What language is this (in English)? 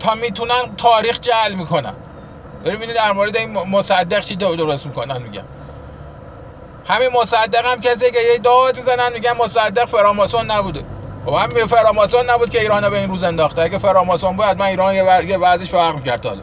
Persian